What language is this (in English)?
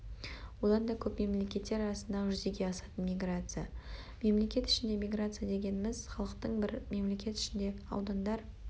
Kazakh